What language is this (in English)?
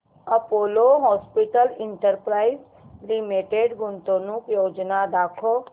Marathi